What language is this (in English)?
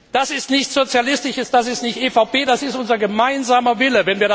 German